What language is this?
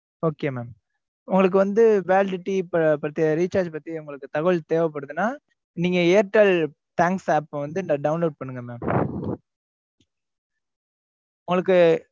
Tamil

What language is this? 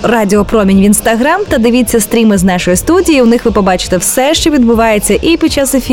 Ukrainian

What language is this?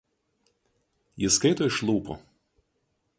Lithuanian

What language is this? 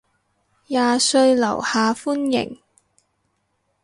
Cantonese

